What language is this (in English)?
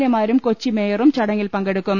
Malayalam